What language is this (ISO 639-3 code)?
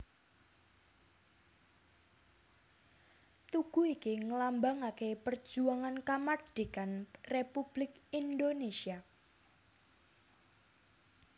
jav